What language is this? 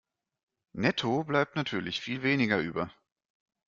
German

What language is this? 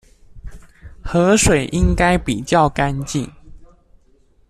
Chinese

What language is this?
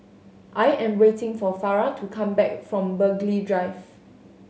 English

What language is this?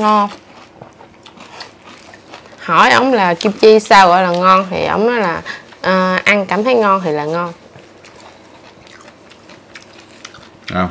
Vietnamese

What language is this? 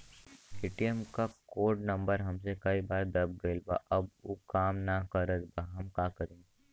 Bhojpuri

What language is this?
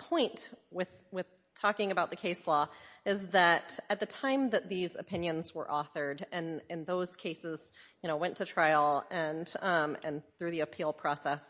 English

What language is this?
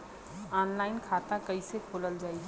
Bhojpuri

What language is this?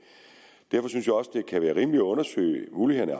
Danish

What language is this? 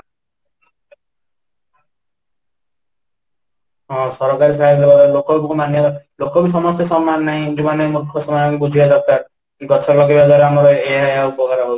Odia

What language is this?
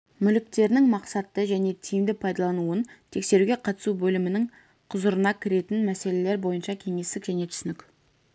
Kazakh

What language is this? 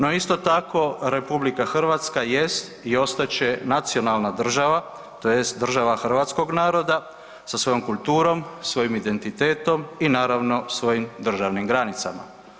Croatian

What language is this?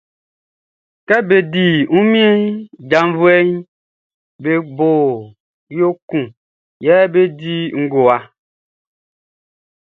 Baoulé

